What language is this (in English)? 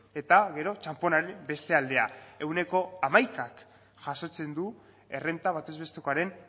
Basque